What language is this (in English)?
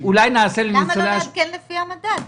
Hebrew